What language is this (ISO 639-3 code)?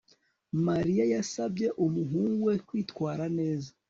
kin